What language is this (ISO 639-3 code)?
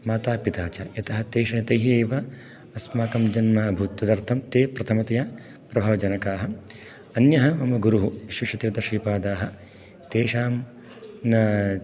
san